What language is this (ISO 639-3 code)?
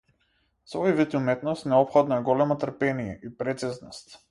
mkd